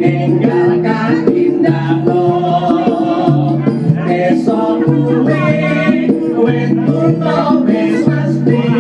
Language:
Thai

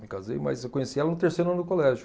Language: Portuguese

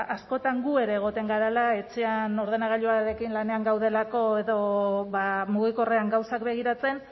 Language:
Basque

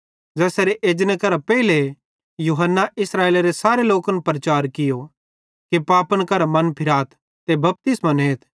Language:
Bhadrawahi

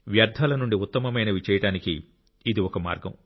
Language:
Telugu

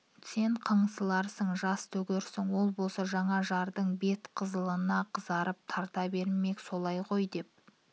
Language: Kazakh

